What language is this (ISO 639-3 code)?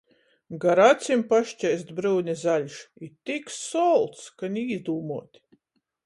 ltg